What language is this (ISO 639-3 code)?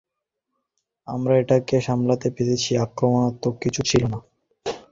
ben